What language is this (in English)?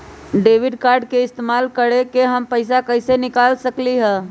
Magahi